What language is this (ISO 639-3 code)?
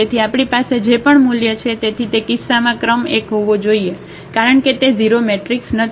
guj